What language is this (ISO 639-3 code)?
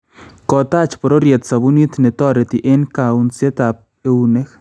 kln